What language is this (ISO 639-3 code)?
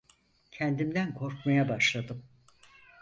tur